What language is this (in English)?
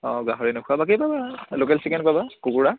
Assamese